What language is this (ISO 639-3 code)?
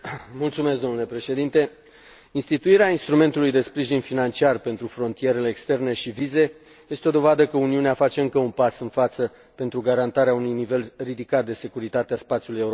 ron